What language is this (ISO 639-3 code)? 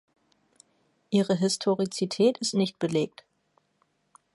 deu